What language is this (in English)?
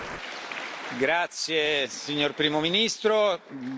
Italian